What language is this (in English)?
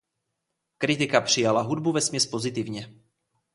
Czech